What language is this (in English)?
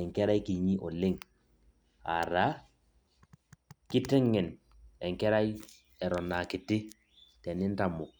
Masai